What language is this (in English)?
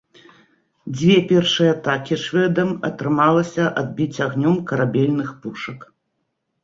Belarusian